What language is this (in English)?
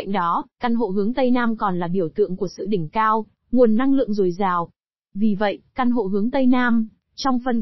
Vietnamese